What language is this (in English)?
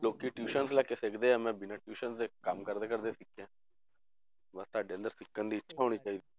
Punjabi